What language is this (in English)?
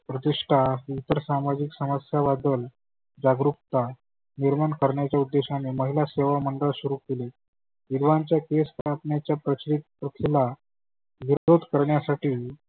Marathi